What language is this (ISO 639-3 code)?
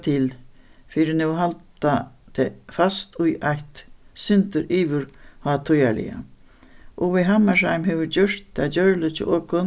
fao